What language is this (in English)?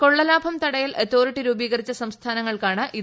Malayalam